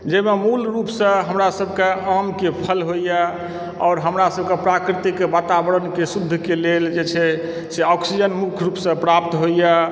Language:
Maithili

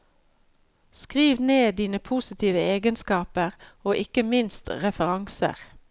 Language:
Norwegian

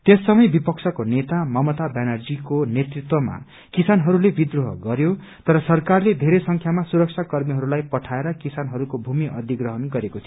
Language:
Nepali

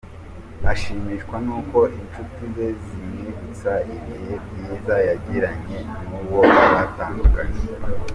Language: Kinyarwanda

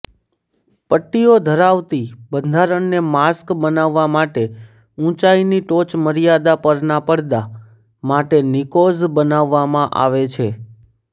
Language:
Gujarati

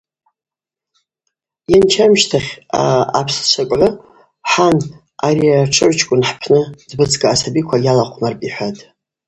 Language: Abaza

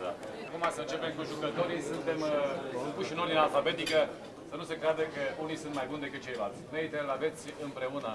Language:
Romanian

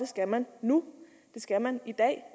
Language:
Danish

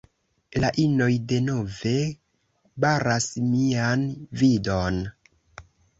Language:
Esperanto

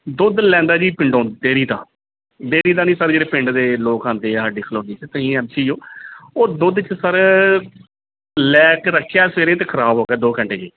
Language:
Punjabi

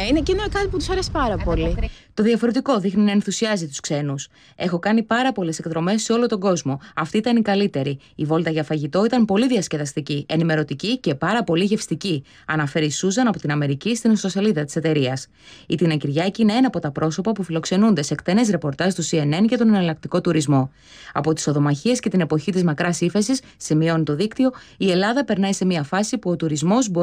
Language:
Greek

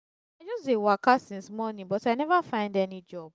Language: Nigerian Pidgin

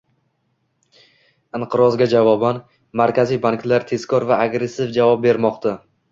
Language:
Uzbek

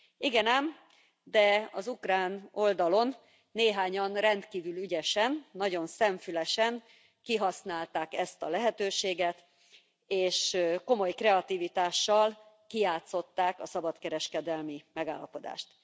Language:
Hungarian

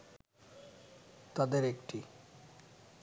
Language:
Bangla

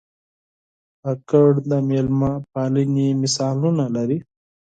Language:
Pashto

